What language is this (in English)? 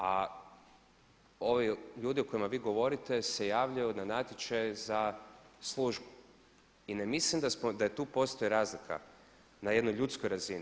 Croatian